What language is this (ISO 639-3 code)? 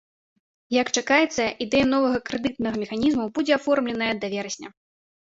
bel